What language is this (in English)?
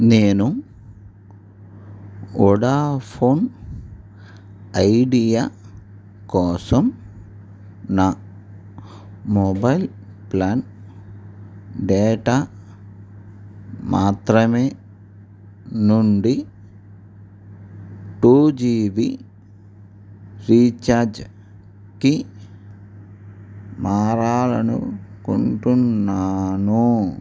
Telugu